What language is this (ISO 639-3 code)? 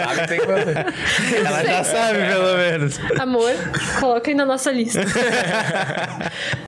por